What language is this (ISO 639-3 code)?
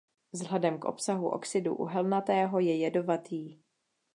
ces